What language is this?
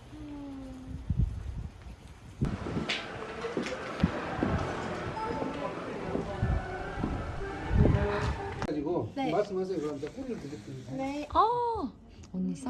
Korean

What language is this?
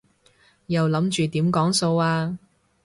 Cantonese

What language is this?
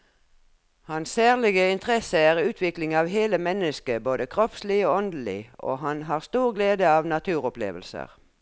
Norwegian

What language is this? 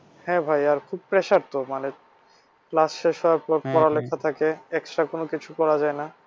Bangla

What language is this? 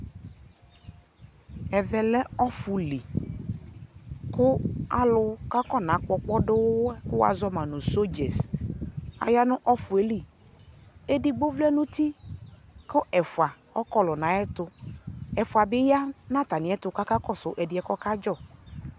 Ikposo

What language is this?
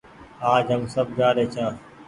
Goaria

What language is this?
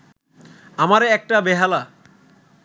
Bangla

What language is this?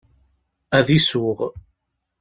Kabyle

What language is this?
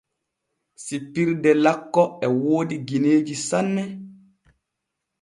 Borgu Fulfulde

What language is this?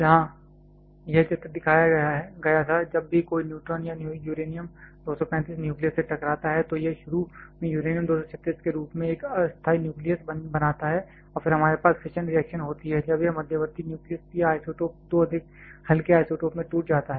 Hindi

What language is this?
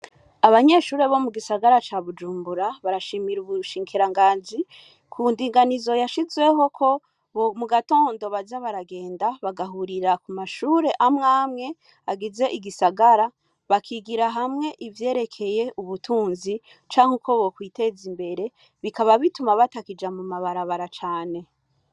Rundi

